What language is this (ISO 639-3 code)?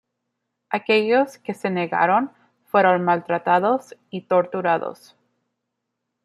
spa